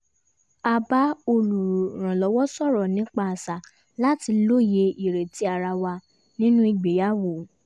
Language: Yoruba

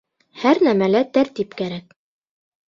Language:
Bashkir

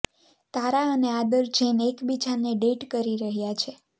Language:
Gujarati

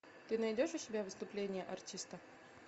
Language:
Russian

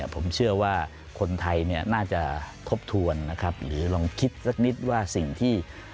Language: Thai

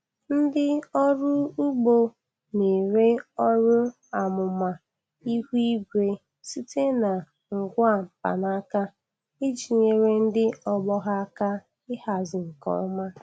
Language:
Igbo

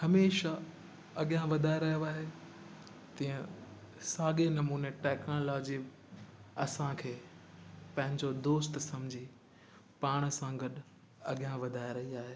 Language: Sindhi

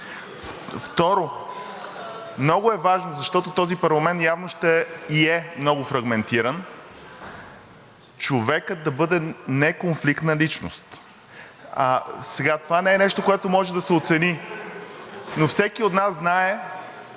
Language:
Bulgarian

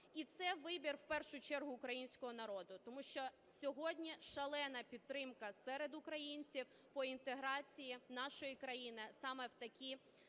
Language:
Ukrainian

